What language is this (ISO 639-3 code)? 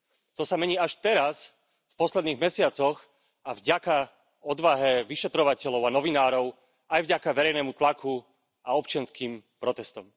slk